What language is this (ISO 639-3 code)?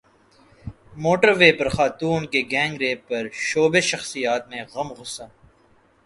urd